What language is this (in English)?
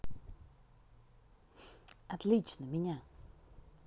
Russian